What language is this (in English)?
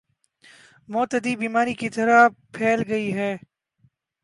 Urdu